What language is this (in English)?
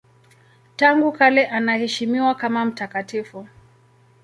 Swahili